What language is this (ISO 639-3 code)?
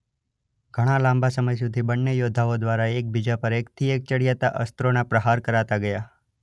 guj